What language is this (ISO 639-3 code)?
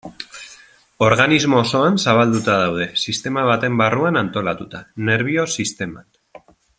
eus